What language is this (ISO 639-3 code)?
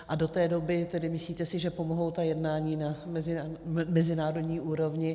ces